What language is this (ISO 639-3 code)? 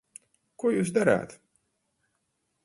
lav